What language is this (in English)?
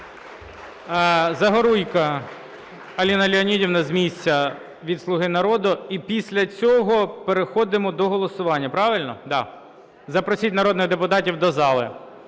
Ukrainian